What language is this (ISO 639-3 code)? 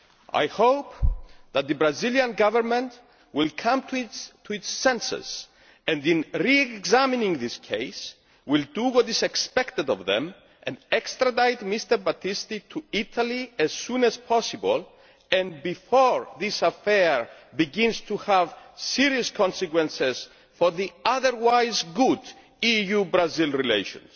eng